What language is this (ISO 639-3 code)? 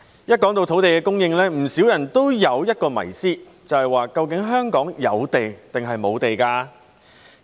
yue